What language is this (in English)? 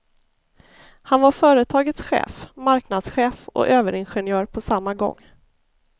Swedish